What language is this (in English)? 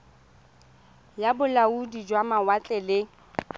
Tswana